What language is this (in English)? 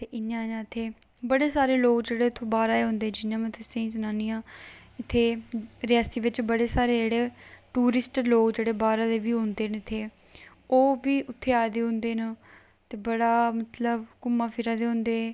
Dogri